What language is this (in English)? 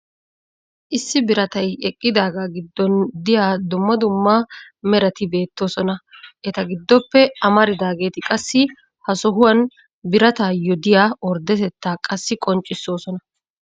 Wolaytta